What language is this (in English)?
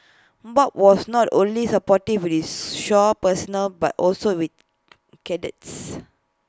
English